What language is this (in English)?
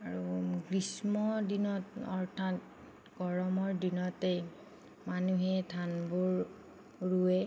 Assamese